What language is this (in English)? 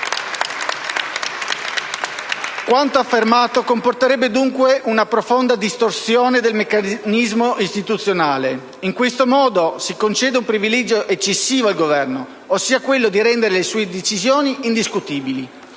Italian